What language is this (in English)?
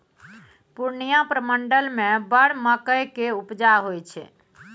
Maithili